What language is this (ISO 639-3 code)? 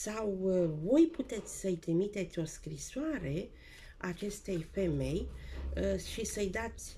ron